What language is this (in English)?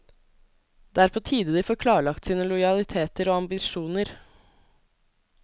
Norwegian